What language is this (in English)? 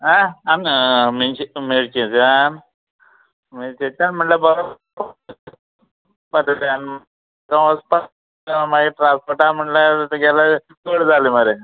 Konkani